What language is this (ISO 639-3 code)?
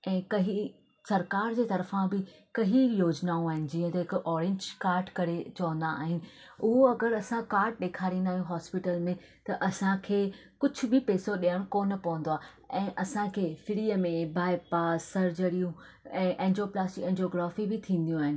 snd